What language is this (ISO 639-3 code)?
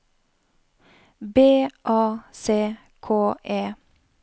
nor